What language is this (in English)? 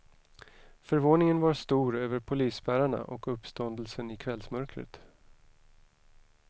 Swedish